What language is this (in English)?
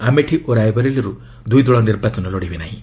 Odia